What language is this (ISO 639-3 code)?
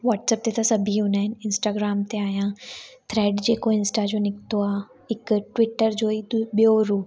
snd